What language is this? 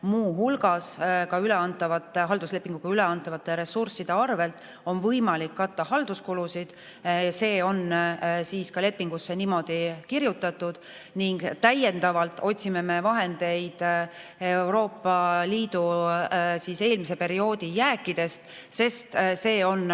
Estonian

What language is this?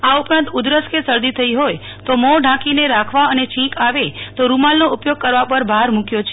Gujarati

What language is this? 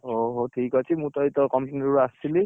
Odia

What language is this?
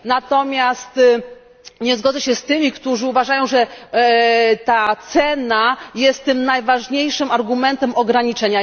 Polish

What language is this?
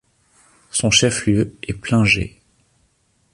French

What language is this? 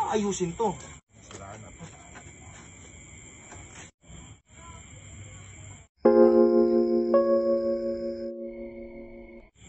Filipino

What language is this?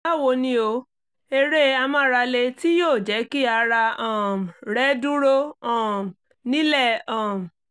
Yoruba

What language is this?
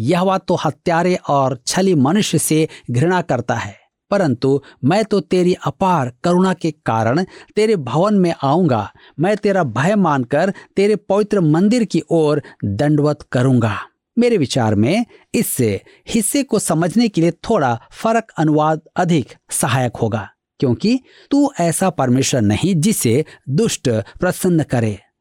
Hindi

